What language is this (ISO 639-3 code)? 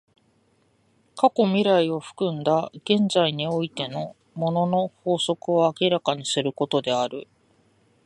jpn